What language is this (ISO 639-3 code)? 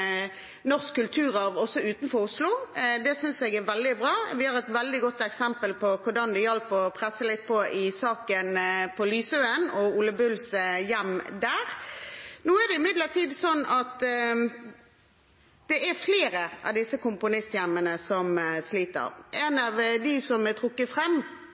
nob